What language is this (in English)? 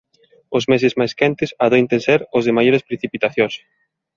Galician